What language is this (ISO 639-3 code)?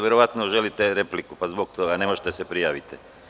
srp